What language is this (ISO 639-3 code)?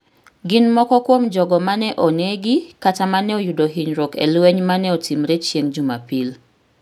luo